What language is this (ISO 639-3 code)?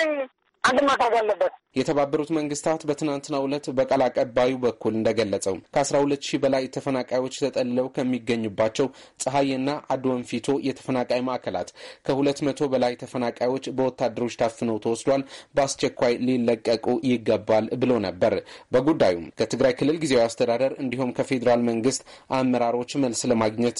amh